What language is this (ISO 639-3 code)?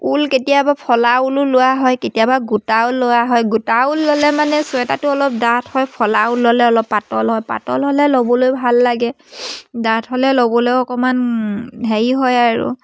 asm